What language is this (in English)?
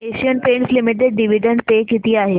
Marathi